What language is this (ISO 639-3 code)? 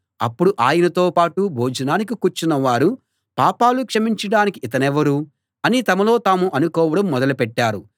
tel